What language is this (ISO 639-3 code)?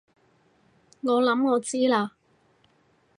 yue